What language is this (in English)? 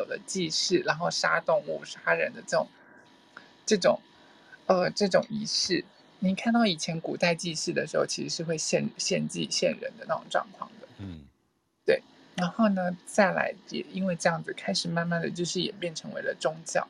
Chinese